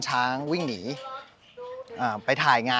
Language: Thai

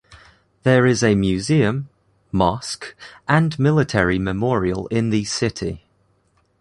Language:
English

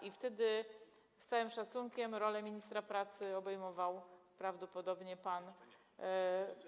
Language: Polish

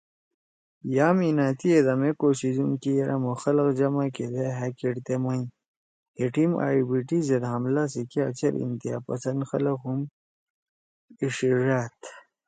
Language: Torwali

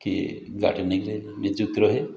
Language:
Odia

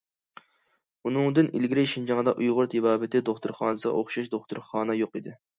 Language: Uyghur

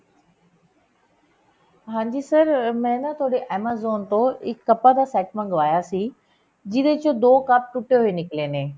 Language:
Punjabi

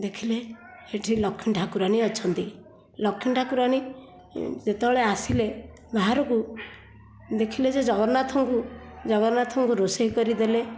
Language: Odia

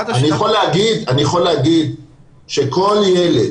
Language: Hebrew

